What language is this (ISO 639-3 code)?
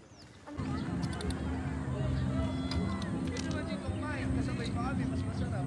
fil